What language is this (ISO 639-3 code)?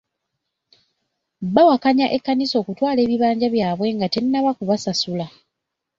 lug